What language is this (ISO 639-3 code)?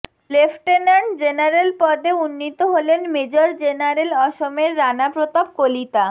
ben